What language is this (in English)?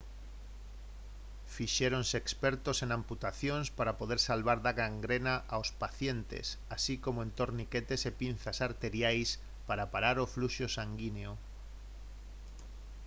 Galician